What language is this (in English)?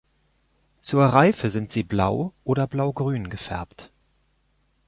German